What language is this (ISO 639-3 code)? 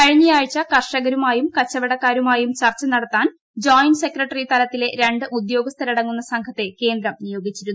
mal